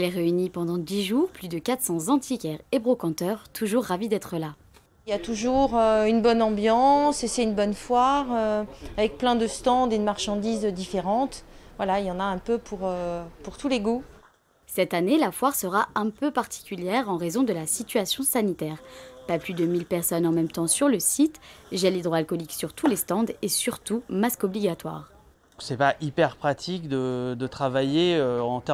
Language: French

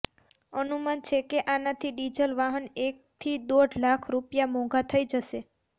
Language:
Gujarati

